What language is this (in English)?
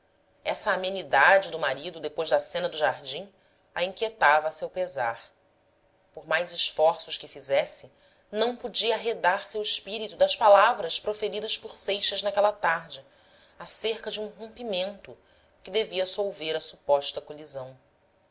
Portuguese